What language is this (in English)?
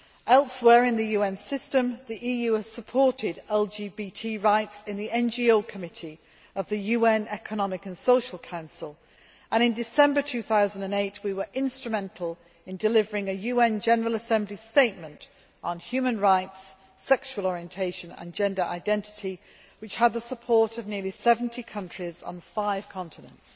English